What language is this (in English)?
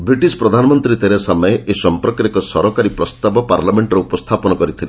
Odia